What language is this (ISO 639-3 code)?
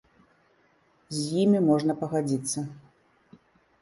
bel